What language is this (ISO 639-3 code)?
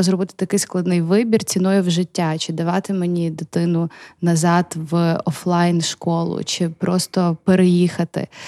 ukr